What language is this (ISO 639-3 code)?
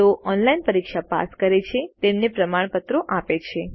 guj